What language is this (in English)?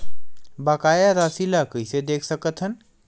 Chhattisgarhi